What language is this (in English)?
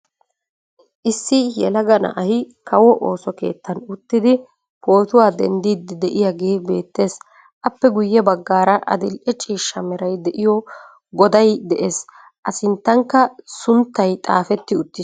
Wolaytta